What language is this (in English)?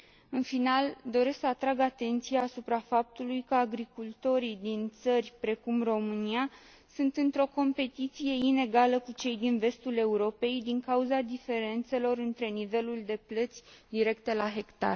Romanian